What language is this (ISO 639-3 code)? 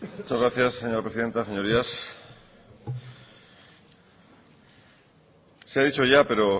spa